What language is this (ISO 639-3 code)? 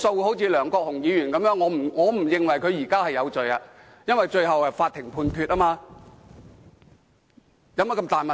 yue